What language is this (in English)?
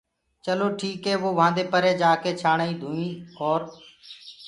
Gurgula